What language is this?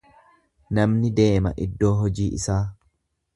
Oromo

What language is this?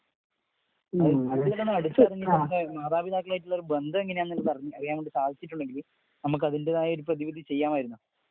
Malayalam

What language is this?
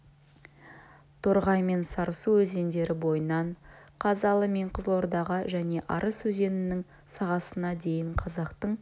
Kazakh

